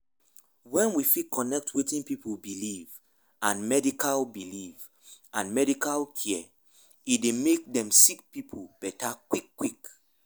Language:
Nigerian Pidgin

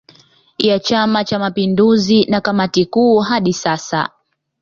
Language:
Swahili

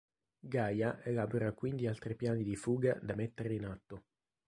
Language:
Italian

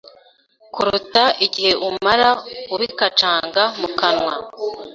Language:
Kinyarwanda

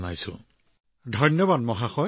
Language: Assamese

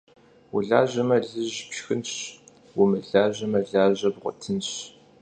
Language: Kabardian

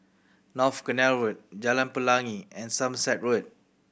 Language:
English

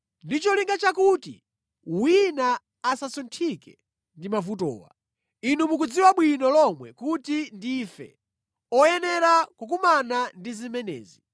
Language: Nyanja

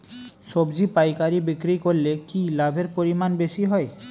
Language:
Bangla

